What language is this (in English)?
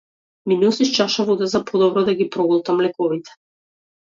Macedonian